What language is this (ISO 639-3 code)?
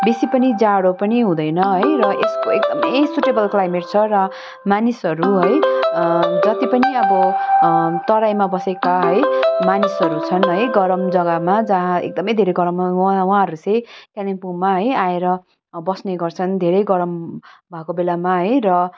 nep